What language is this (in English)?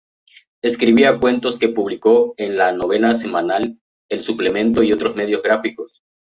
Spanish